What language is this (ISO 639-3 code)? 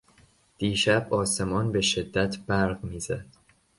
fas